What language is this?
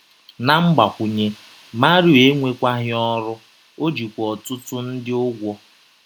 Igbo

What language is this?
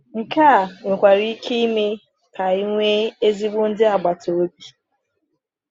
Igbo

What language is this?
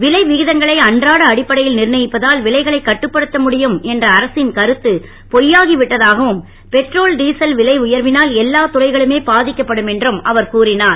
Tamil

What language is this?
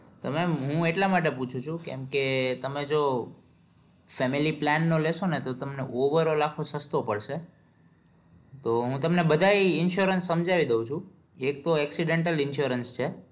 Gujarati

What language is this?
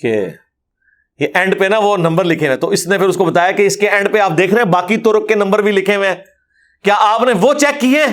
Urdu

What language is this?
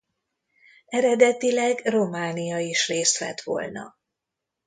Hungarian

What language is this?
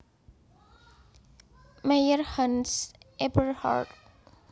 Javanese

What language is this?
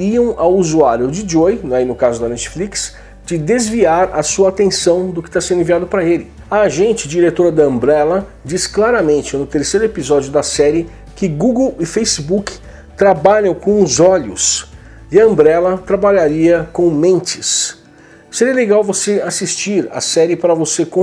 Portuguese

